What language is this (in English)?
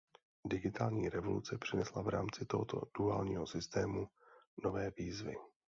Czech